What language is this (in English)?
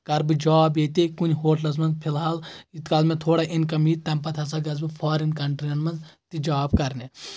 Kashmiri